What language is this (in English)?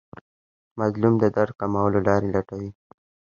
Pashto